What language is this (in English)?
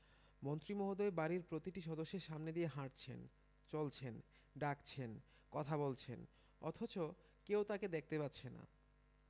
Bangla